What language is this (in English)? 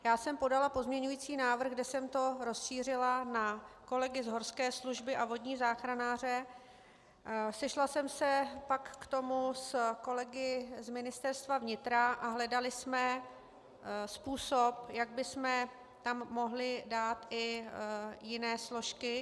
Czech